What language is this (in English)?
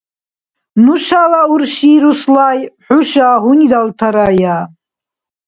Dargwa